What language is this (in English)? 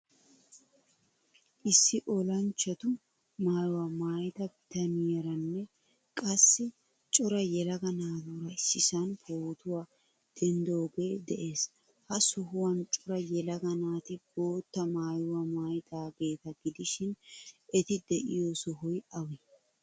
Wolaytta